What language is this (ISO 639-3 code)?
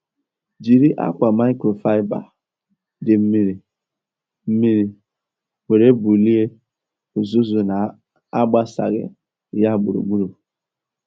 ibo